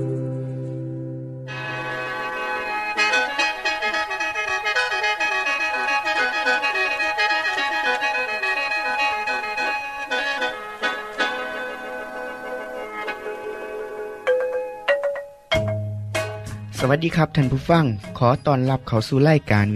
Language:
Thai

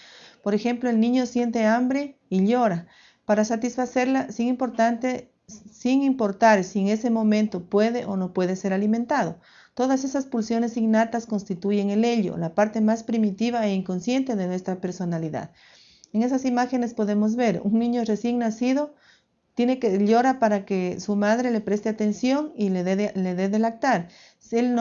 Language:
Spanish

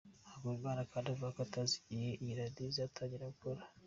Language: Kinyarwanda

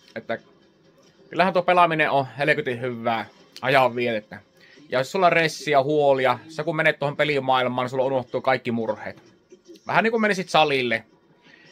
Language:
Finnish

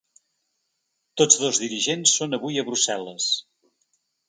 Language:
Catalan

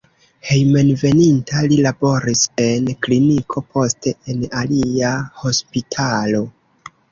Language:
Esperanto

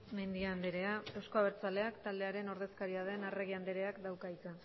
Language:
Basque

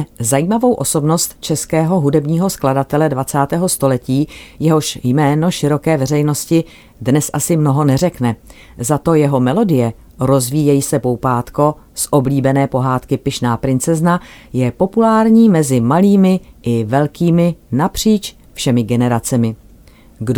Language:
Czech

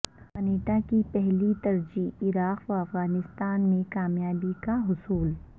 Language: Urdu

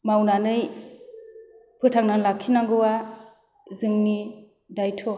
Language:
Bodo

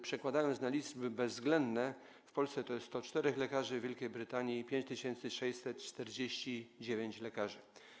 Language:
Polish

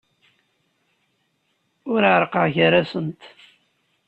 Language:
Kabyle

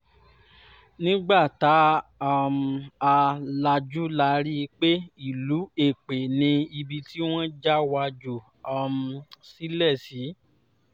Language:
Yoruba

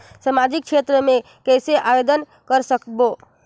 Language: Chhattisgarhi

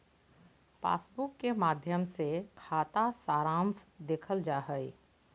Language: Magahi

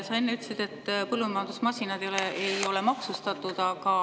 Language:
Estonian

